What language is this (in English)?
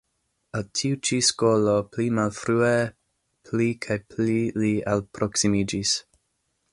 Esperanto